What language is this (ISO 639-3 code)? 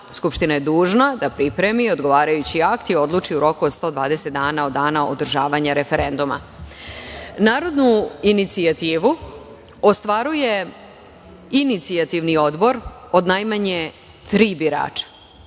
srp